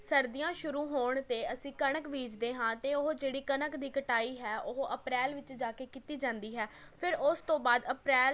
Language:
Punjabi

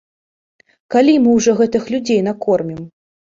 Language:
Belarusian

